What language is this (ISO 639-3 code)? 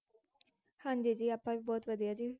pan